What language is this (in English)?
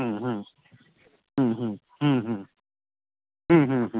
Maithili